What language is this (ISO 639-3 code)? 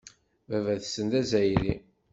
kab